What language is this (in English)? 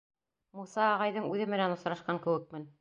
Bashkir